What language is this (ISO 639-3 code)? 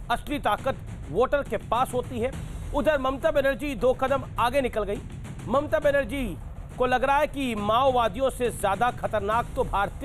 hin